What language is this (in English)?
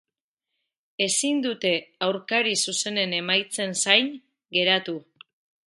Basque